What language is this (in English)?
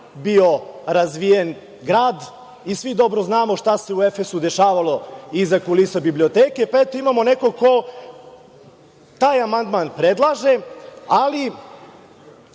Serbian